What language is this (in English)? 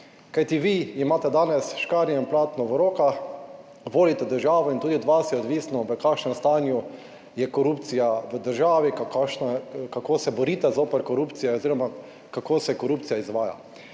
Slovenian